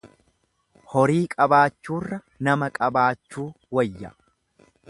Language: Oromo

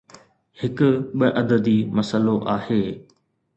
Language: Sindhi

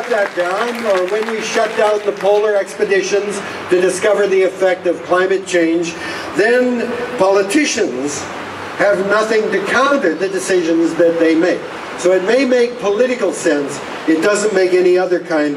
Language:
English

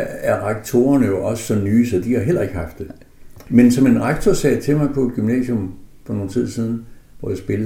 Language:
Danish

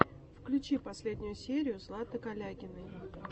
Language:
Russian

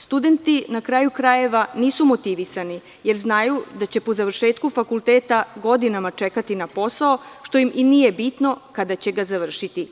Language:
Serbian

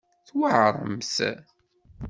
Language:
Kabyle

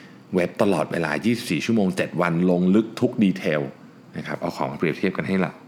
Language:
Thai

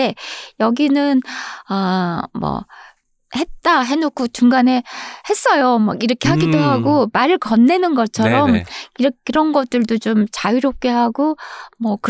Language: Korean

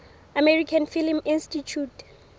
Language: Southern Sotho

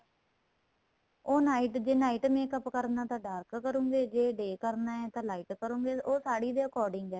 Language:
Punjabi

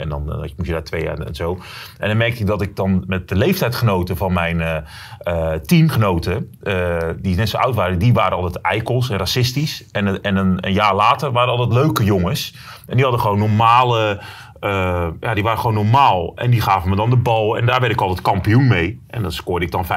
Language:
Dutch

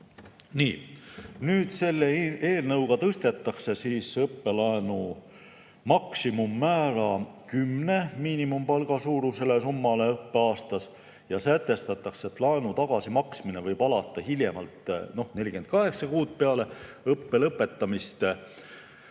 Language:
Estonian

